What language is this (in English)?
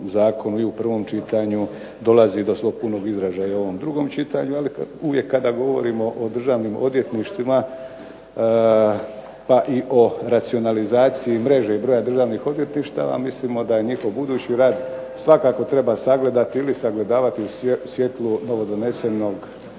Croatian